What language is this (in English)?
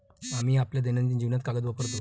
Marathi